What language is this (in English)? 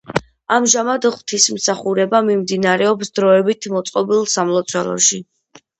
Georgian